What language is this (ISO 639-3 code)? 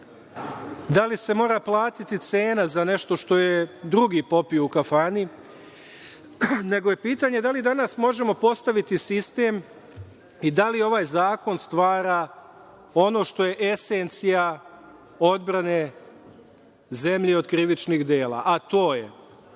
srp